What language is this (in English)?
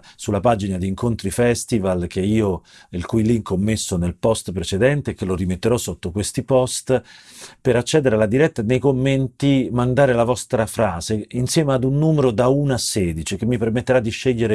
Italian